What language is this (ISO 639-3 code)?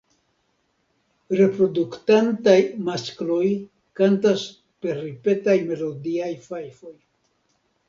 epo